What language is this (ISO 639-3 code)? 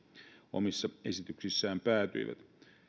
fin